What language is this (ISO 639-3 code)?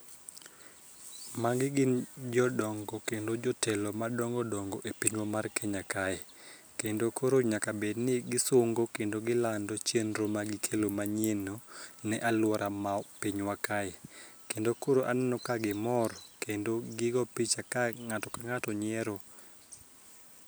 luo